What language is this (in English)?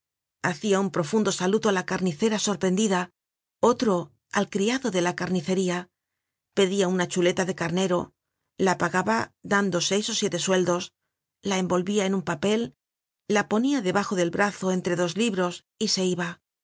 Spanish